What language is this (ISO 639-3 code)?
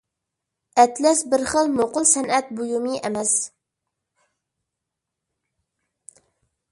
uig